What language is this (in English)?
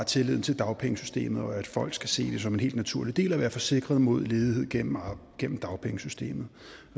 Danish